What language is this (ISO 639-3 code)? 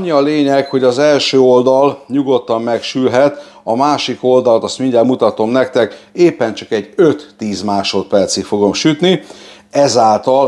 hun